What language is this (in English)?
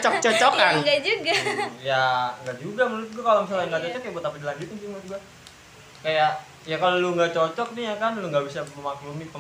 Indonesian